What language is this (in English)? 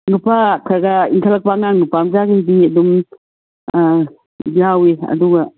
Manipuri